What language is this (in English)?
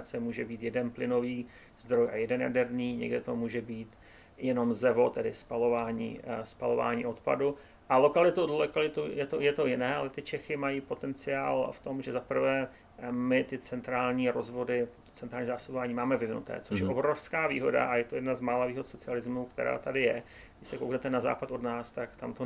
Czech